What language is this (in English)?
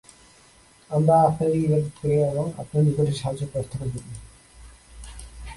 Bangla